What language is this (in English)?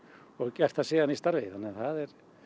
Icelandic